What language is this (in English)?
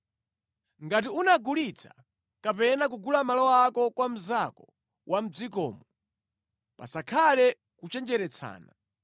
Nyanja